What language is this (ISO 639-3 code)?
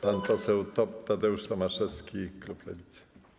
pol